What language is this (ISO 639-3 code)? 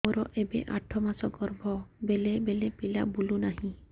ori